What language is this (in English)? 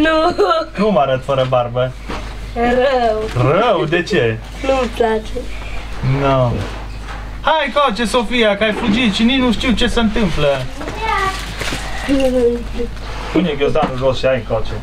Romanian